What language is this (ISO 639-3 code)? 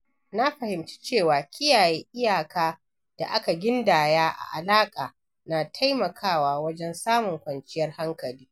hau